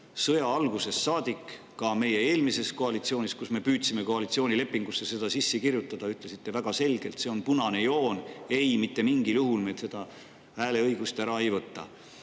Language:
Estonian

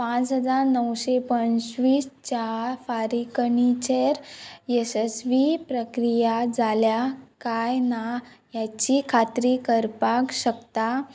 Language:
Konkani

